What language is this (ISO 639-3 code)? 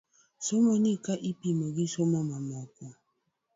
luo